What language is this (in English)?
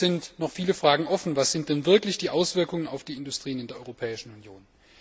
German